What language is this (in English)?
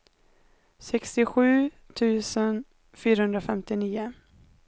Swedish